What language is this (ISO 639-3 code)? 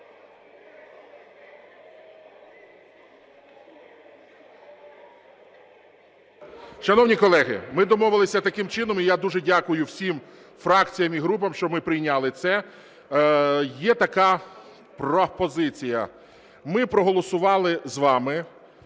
ukr